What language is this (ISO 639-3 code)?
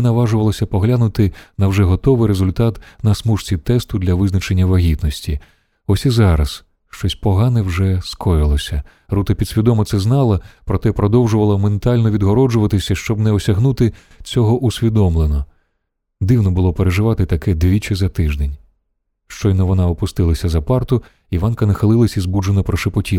ukr